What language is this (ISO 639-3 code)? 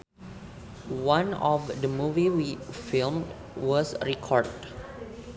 sun